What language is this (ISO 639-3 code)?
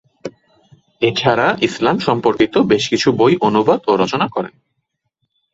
ben